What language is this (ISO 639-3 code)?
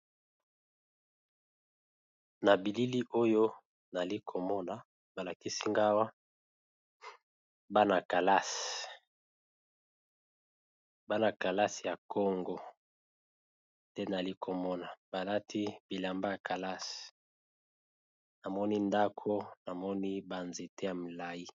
lin